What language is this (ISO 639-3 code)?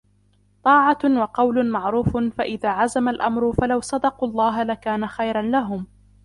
ara